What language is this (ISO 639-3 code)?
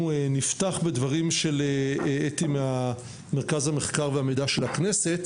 heb